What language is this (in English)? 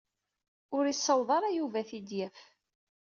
Kabyle